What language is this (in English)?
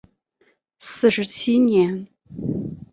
Chinese